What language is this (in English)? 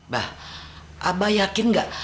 Indonesian